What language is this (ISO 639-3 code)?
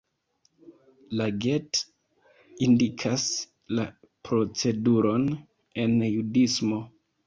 epo